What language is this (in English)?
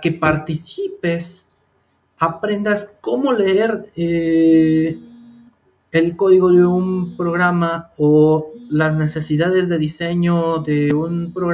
Spanish